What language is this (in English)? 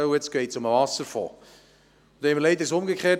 Swiss German